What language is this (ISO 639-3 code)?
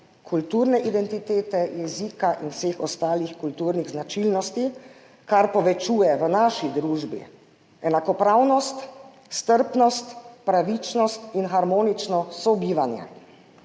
slv